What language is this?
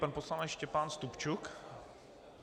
Czech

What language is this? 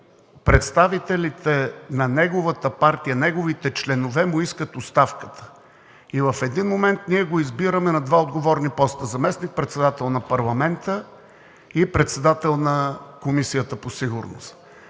Bulgarian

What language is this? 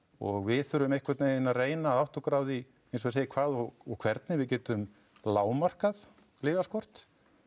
Icelandic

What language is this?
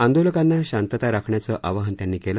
Marathi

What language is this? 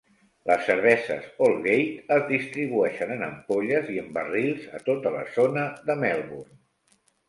Catalan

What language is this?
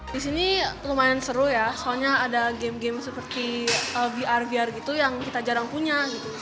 Indonesian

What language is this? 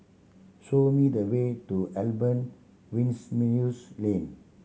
English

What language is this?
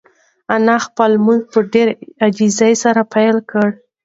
Pashto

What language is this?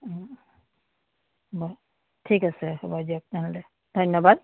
Assamese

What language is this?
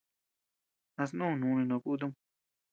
Tepeuxila Cuicatec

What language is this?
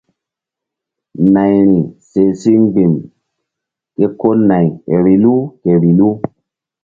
Mbum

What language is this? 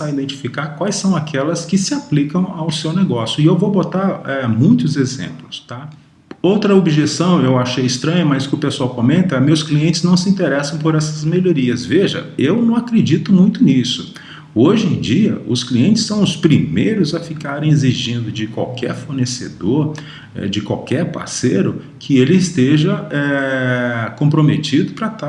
Portuguese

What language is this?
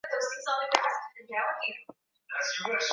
Swahili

